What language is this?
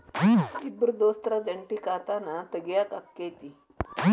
Kannada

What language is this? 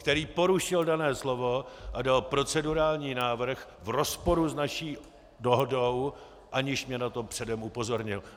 Czech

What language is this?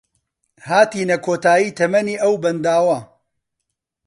Central Kurdish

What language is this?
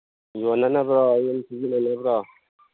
Manipuri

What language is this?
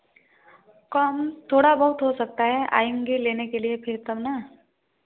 Hindi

